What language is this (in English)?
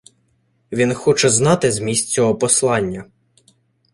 Ukrainian